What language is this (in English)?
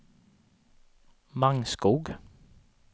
Swedish